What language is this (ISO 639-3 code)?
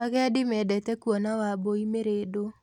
kik